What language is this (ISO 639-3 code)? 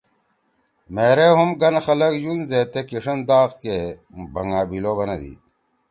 trw